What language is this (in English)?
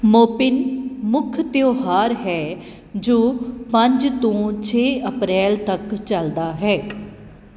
Punjabi